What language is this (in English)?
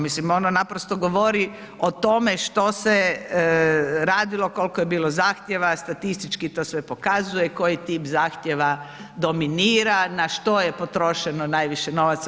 Croatian